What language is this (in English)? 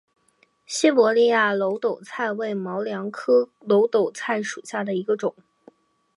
Chinese